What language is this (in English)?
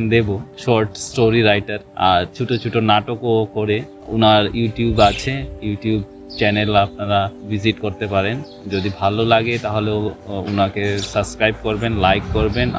Bangla